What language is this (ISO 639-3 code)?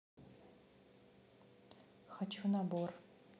rus